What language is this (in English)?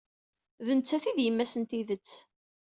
Kabyle